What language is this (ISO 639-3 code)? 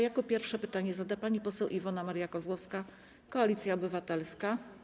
pol